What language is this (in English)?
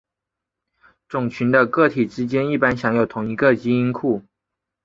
Chinese